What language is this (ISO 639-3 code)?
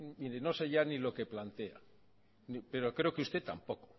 spa